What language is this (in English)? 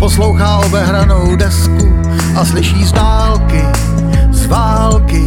Czech